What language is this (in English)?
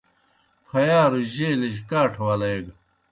Kohistani Shina